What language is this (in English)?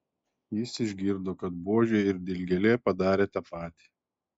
Lithuanian